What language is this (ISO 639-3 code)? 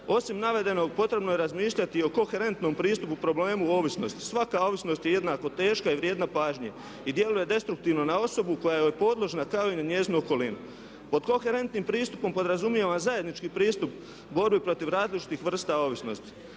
hrv